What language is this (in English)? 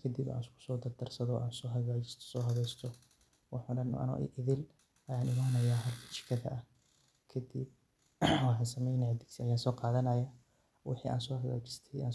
Somali